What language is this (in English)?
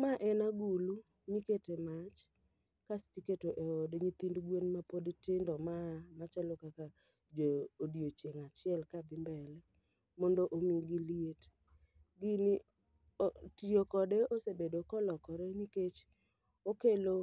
Luo (Kenya and Tanzania)